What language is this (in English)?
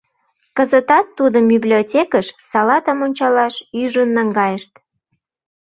Mari